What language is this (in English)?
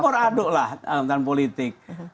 Indonesian